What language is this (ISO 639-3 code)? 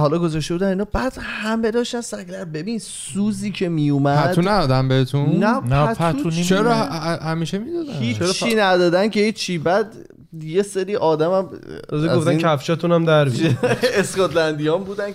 fas